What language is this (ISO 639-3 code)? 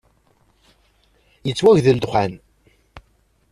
kab